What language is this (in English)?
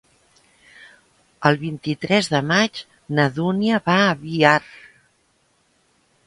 Catalan